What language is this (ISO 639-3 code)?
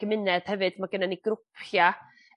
cym